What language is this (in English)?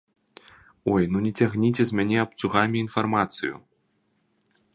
Belarusian